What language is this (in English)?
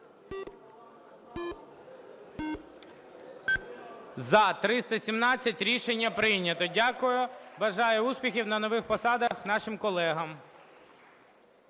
Ukrainian